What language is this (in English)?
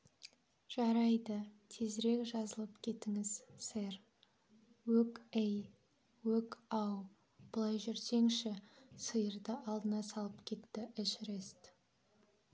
Kazakh